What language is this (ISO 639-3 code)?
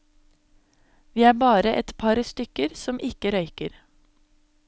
nor